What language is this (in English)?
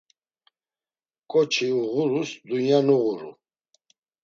Laz